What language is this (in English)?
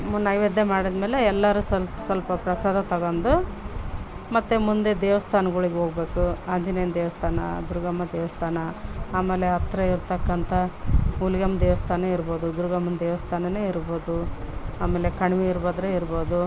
Kannada